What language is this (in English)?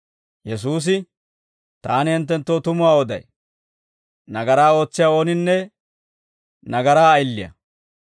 Dawro